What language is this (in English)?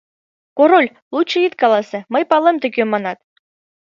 Mari